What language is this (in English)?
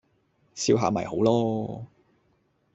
Cantonese